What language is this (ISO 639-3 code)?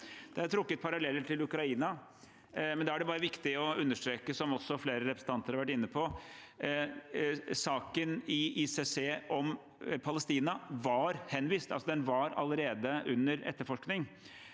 nor